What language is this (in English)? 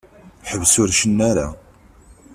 Kabyle